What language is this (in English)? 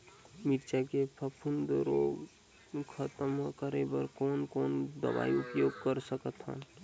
Chhattisgarhi